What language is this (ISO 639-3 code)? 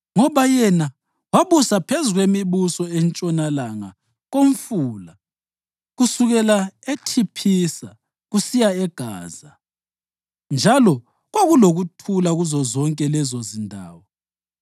nde